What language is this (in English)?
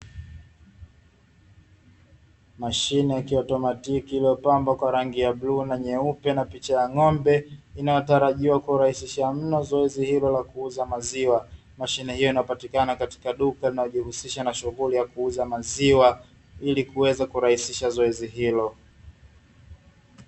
Swahili